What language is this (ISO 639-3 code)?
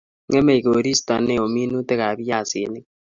kln